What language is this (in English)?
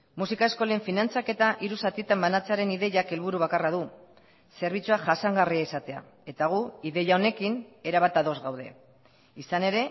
Basque